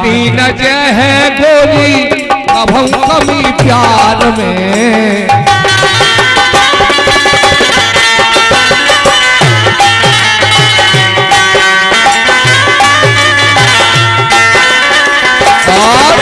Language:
Hindi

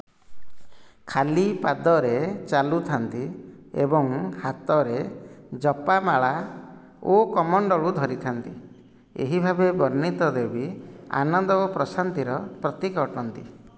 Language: Odia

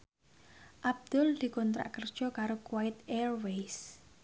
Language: Javanese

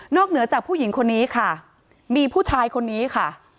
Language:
Thai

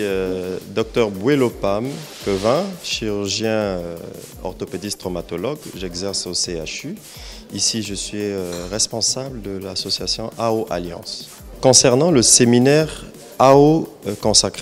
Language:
French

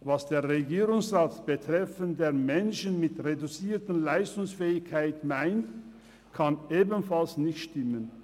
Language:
Swiss German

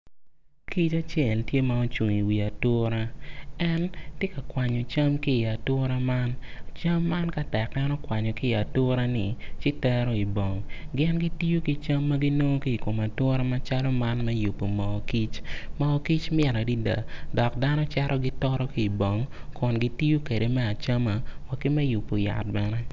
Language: Acoli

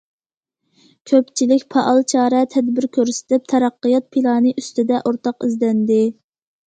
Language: Uyghur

